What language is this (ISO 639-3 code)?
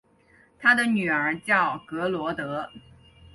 zho